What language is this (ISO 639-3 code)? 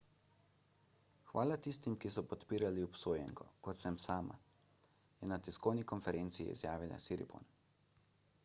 slv